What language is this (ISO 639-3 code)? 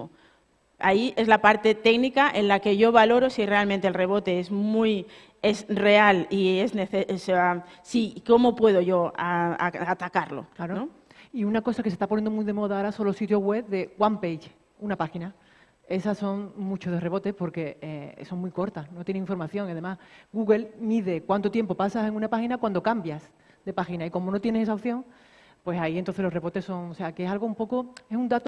spa